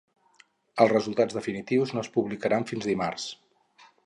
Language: Catalan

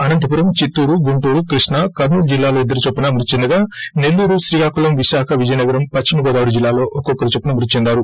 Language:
Telugu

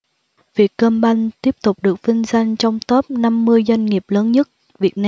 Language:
Vietnamese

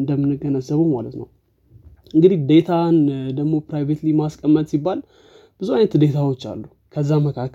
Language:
Amharic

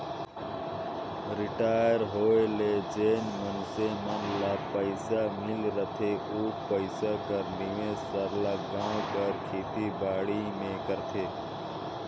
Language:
Chhattisgarhi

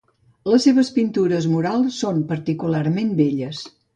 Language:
Catalan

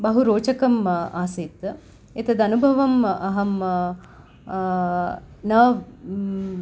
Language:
Sanskrit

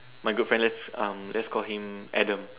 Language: English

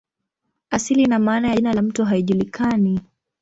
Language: Swahili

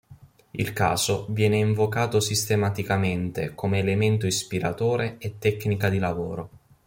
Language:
Italian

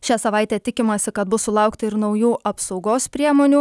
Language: Lithuanian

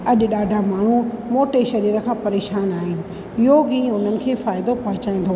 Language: Sindhi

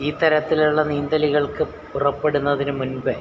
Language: Malayalam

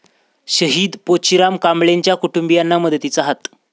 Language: Marathi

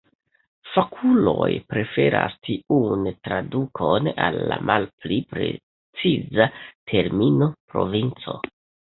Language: Esperanto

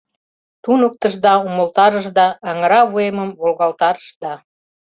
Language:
Mari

